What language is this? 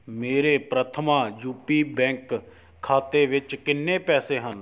Punjabi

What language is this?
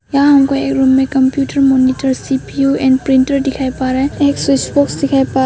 Hindi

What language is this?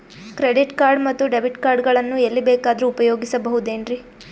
Kannada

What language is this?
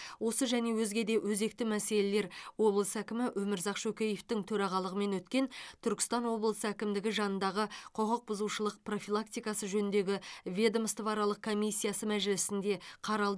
Kazakh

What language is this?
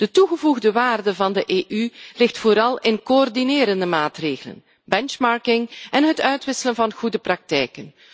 Dutch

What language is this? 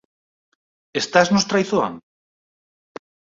Galician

